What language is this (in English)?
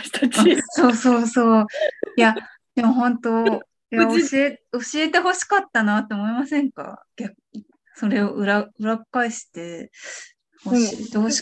Japanese